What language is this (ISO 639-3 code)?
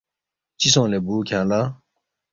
bft